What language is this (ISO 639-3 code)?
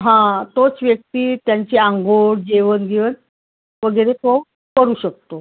mar